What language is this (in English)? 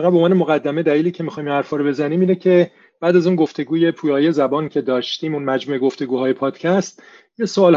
Persian